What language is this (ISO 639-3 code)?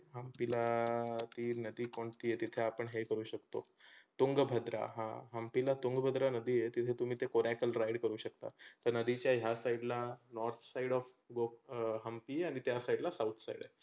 mar